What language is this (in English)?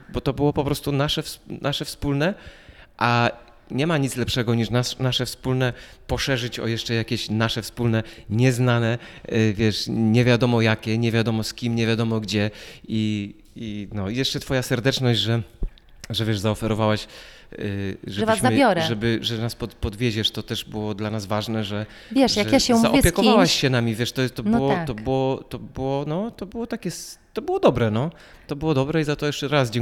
Polish